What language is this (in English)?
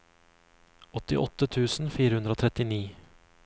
Norwegian